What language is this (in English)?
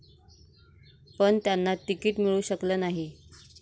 Marathi